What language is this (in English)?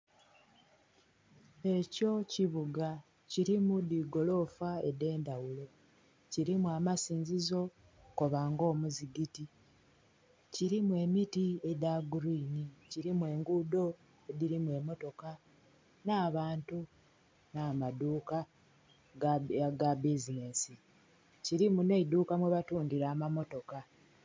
Soga